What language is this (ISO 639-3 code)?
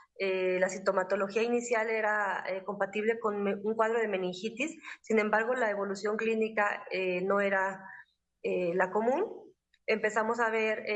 spa